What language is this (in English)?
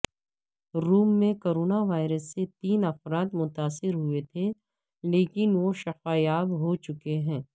Urdu